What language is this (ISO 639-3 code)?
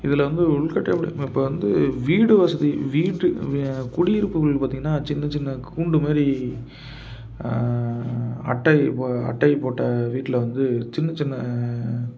tam